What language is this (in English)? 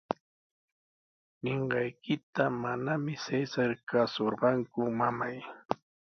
Sihuas Ancash Quechua